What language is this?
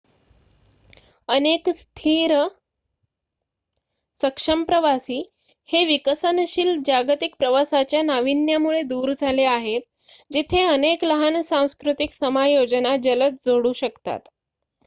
Marathi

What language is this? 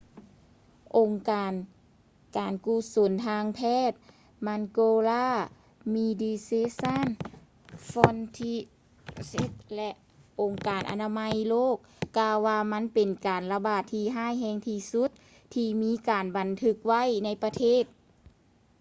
Lao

